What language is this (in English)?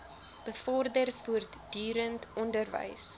Afrikaans